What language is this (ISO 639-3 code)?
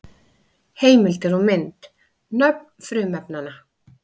isl